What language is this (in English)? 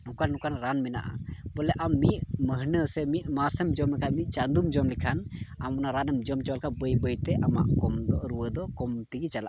Santali